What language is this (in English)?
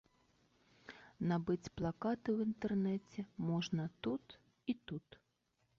Belarusian